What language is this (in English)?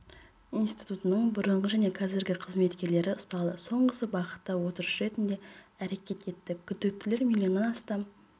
Kazakh